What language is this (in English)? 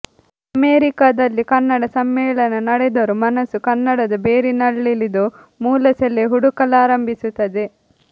Kannada